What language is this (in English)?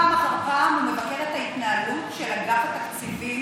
Hebrew